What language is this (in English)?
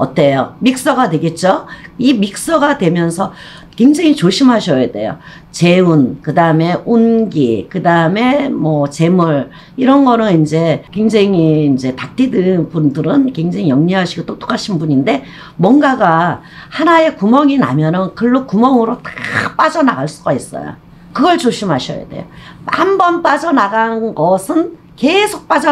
Korean